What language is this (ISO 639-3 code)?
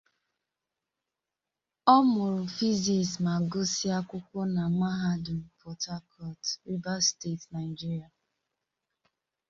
ibo